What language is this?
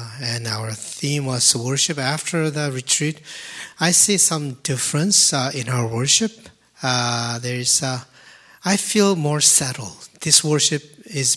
English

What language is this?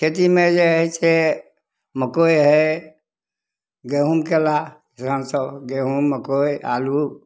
Maithili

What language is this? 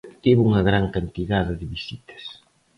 Galician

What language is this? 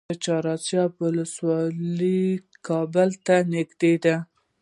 Pashto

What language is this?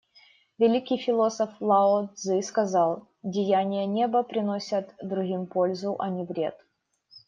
Russian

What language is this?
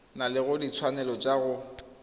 Tswana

